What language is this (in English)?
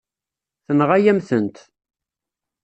Kabyle